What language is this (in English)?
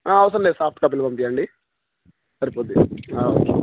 Telugu